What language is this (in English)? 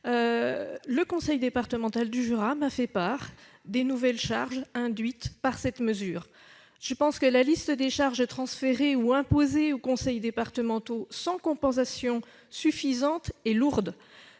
French